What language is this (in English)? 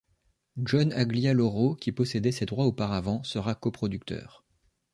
French